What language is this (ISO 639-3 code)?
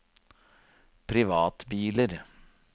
nor